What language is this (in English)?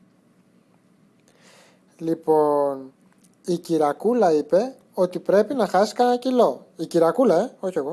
Greek